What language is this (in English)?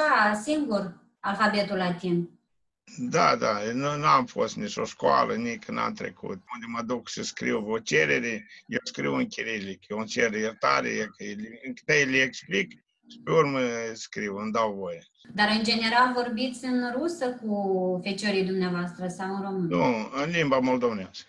Romanian